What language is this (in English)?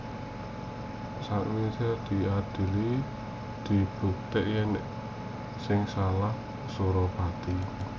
Javanese